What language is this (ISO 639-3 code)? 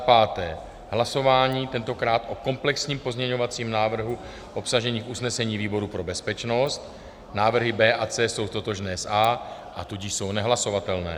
ces